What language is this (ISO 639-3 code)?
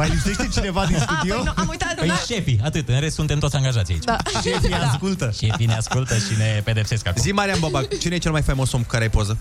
ron